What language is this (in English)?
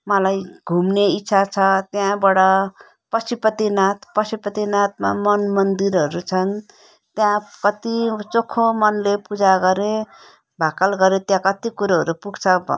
Nepali